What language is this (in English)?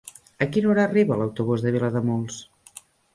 Catalan